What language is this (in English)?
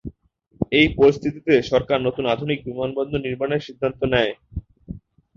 Bangla